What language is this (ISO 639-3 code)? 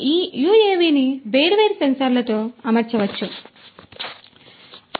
tel